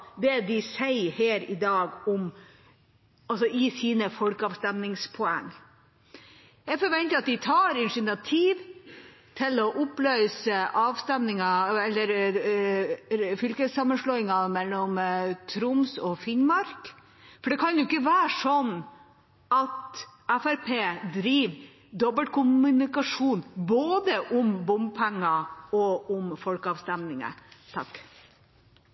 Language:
Norwegian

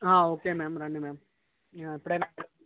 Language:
Telugu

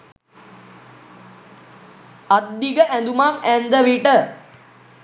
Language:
Sinhala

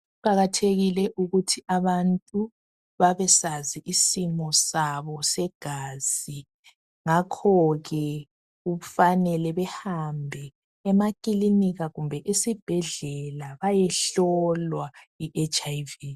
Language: North Ndebele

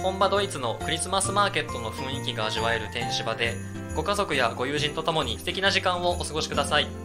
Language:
Japanese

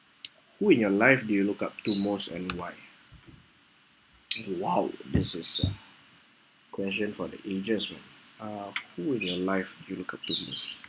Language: English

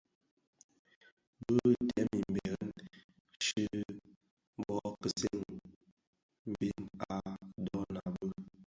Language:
Bafia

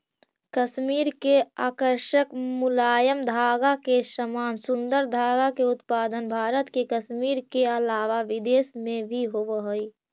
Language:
Magahi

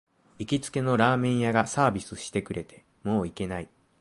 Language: Japanese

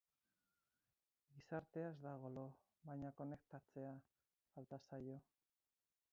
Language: Basque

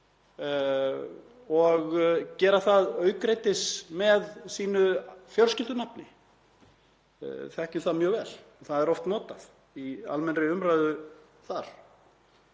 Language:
Icelandic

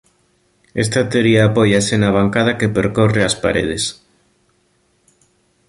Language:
Galician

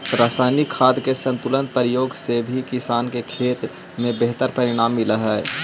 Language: Magahi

